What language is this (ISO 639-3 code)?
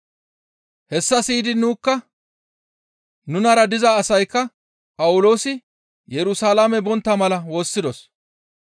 gmv